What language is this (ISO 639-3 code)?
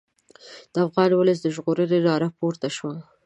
pus